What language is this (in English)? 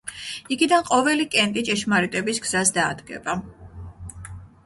Georgian